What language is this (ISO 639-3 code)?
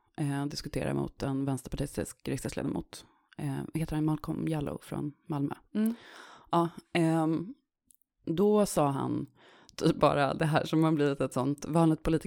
swe